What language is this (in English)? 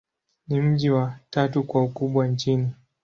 Swahili